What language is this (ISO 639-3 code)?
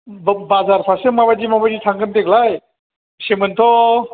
brx